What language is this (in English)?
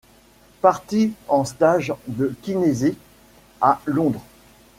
French